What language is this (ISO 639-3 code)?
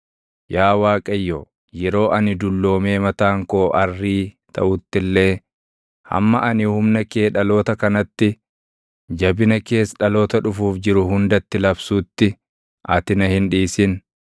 orm